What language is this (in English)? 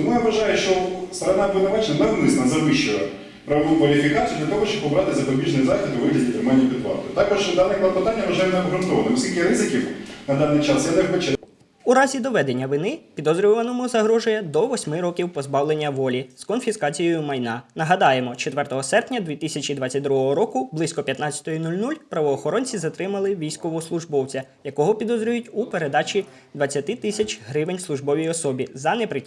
Ukrainian